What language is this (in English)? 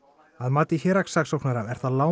Icelandic